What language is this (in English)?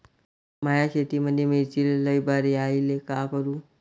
Marathi